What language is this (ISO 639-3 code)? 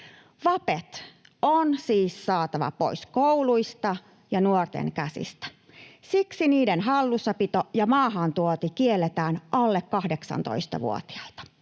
fin